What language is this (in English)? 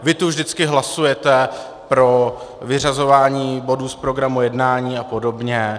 Czech